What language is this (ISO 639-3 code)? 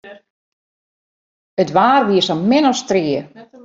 fry